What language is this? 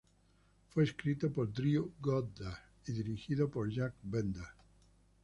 Spanish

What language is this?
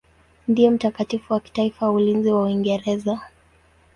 Swahili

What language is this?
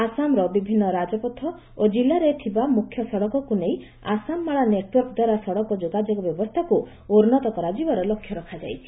Odia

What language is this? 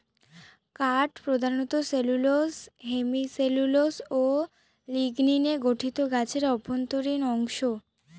Bangla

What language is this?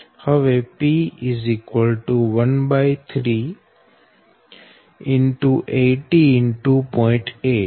Gujarati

